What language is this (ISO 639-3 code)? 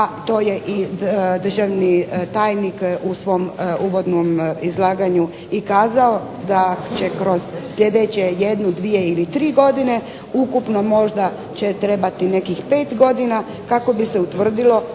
hrv